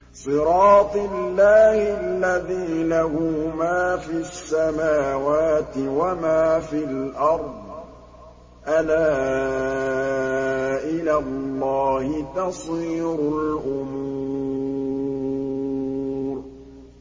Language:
Arabic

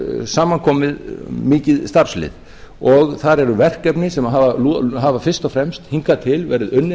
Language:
Icelandic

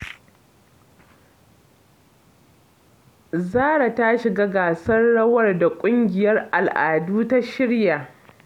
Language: Hausa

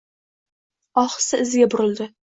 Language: Uzbek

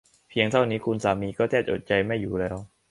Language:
Thai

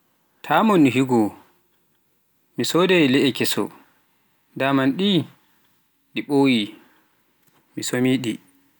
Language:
Pular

